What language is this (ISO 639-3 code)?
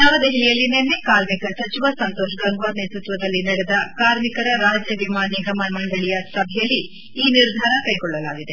kan